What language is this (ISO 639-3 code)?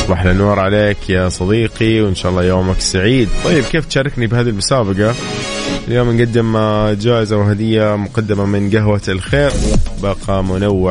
ara